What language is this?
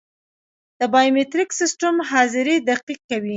Pashto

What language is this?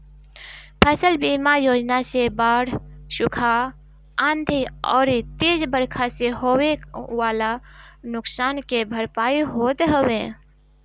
Bhojpuri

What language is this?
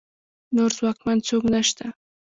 Pashto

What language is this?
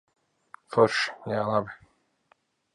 Latvian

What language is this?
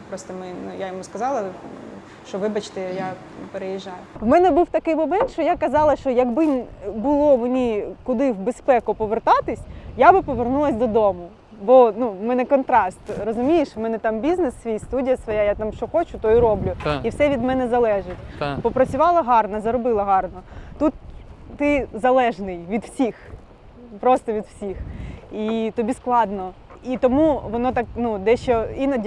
Ukrainian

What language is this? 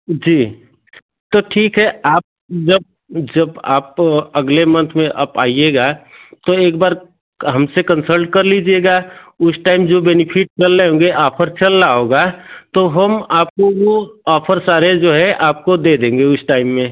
Hindi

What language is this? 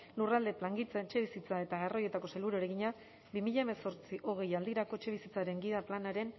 Basque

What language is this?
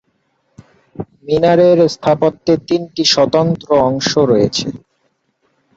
Bangla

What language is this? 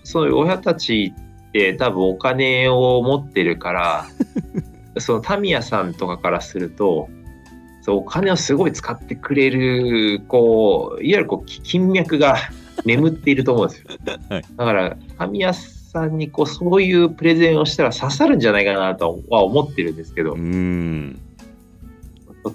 Japanese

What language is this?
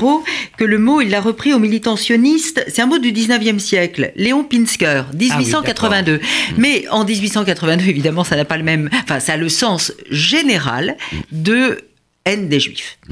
French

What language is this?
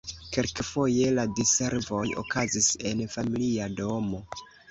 Esperanto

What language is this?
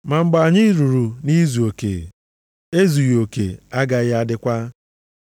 Igbo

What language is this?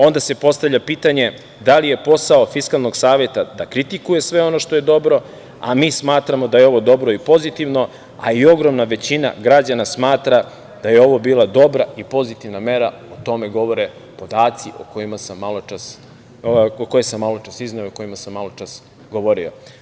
Serbian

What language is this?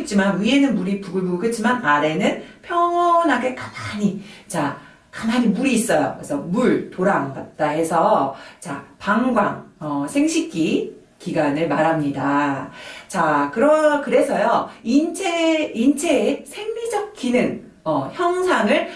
Korean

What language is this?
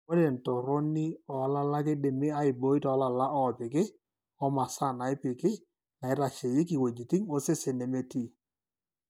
Masai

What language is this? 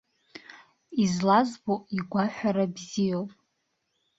Abkhazian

